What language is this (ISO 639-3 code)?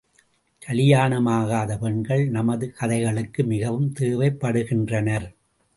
tam